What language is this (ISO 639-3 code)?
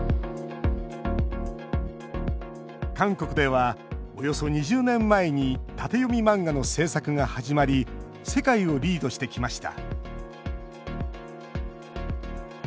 jpn